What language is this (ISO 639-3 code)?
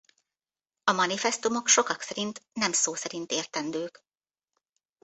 hun